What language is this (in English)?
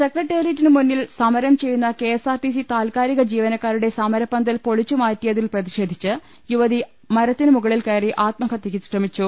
Malayalam